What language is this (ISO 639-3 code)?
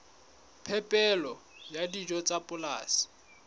sot